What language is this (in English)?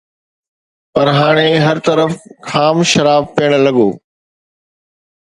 Sindhi